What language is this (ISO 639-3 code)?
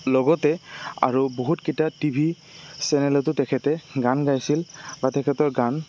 asm